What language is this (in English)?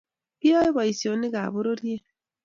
Kalenjin